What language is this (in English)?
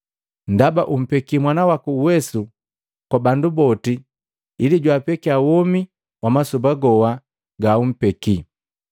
Matengo